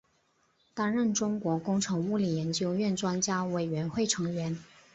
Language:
Chinese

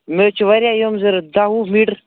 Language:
Kashmiri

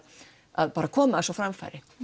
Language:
Icelandic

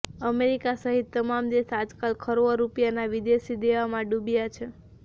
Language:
Gujarati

